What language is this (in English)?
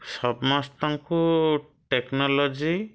Odia